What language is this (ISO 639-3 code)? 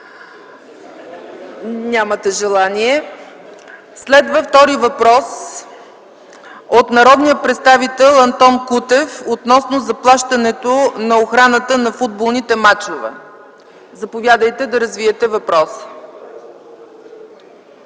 bul